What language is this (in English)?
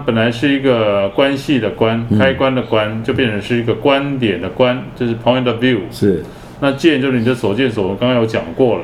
Chinese